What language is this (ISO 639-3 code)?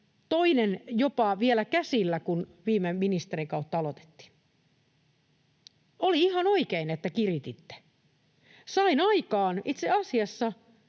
fin